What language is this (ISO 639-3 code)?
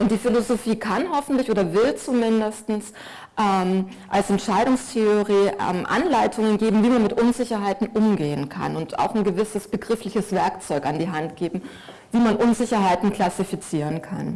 deu